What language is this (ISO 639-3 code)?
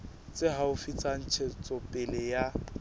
sot